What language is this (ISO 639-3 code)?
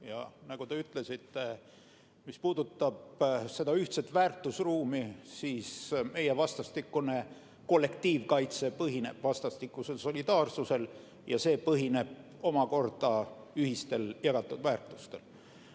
est